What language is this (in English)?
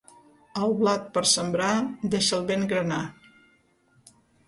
Catalan